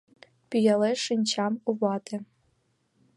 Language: Mari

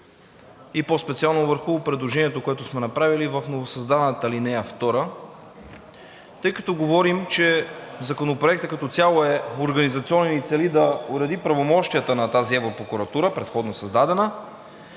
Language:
Bulgarian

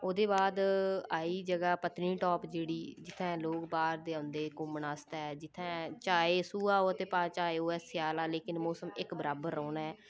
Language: Dogri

